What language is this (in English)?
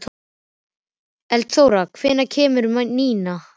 Icelandic